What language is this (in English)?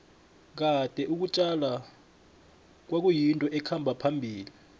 South Ndebele